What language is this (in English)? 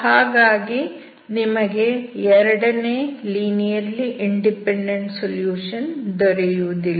Kannada